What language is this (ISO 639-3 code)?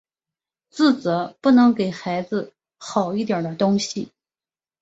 zho